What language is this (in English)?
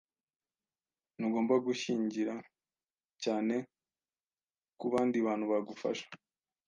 Kinyarwanda